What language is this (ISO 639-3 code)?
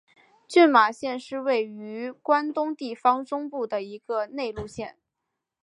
zho